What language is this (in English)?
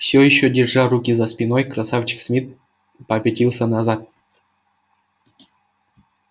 Russian